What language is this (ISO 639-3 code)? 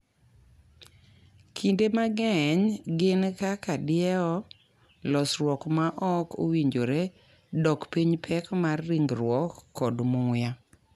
luo